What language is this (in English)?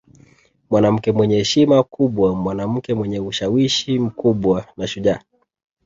Swahili